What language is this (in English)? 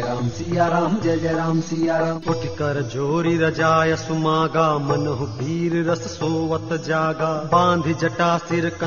Hindi